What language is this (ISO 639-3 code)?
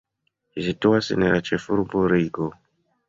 epo